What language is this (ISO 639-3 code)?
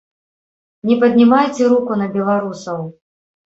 bel